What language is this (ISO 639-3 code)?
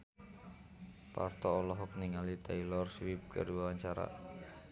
sun